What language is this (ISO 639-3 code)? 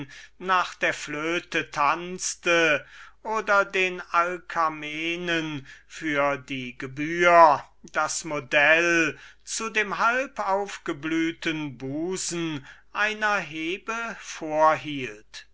deu